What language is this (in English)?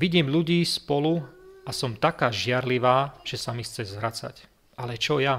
Slovak